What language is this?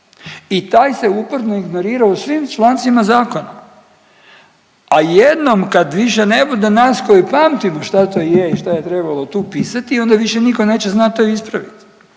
Croatian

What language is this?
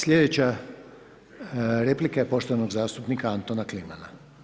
Croatian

